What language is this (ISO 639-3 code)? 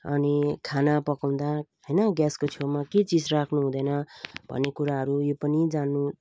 nep